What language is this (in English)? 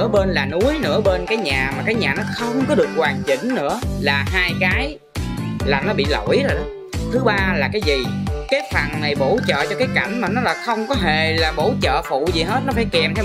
Vietnamese